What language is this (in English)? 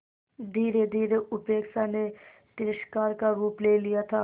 Hindi